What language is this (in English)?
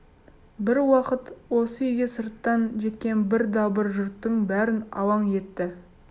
Kazakh